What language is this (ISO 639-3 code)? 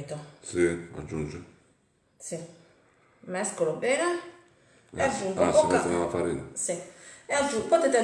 ita